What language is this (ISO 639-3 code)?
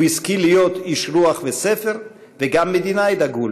heb